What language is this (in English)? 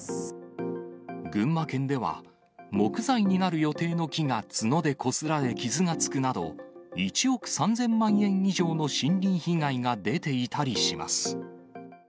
Japanese